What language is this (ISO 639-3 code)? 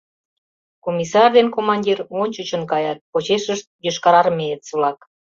chm